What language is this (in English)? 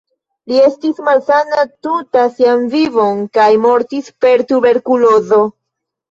Esperanto